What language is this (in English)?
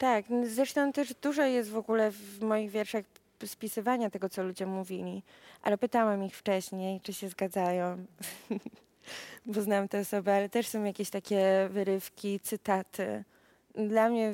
Polish